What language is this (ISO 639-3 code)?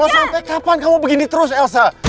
ind